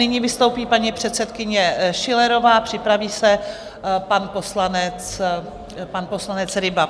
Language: Czech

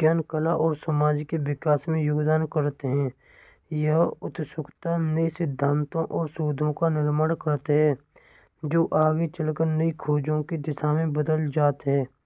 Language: Braj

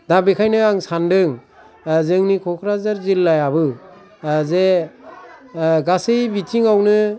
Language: Bodo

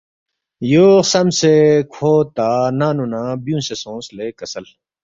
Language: Balti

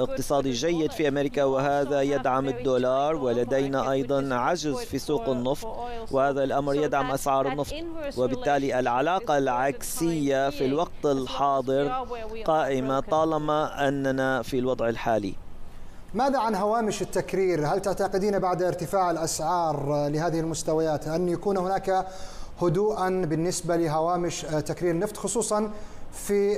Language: Arabic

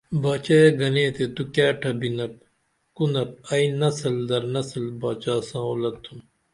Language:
Dameli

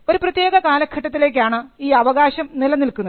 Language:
Malayalam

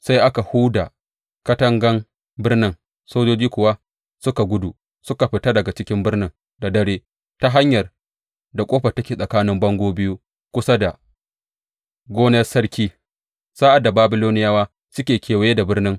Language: Hausa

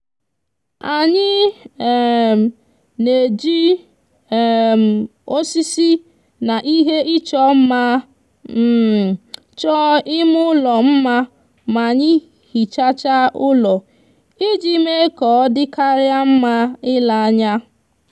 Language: Igbo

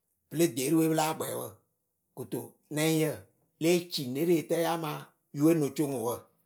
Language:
Akebu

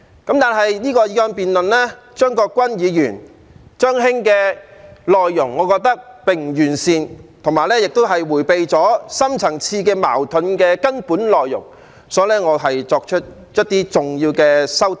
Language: Cantonese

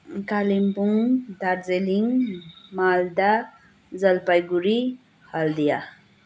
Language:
Nepali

